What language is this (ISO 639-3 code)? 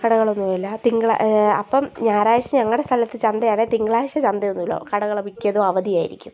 mal